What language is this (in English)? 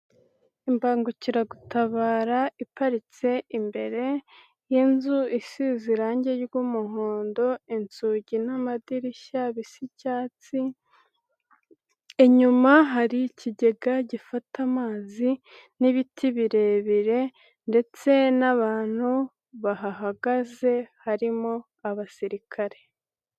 Kinyarwanda